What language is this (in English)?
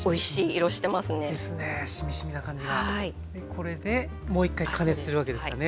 Japanese